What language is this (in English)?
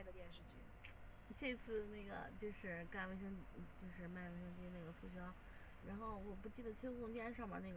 Chinese